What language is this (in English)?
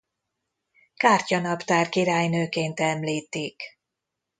Hungarian